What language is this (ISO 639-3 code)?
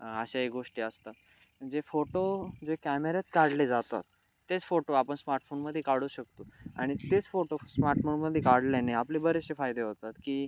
mar